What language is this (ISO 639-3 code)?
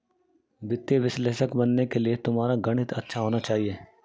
hin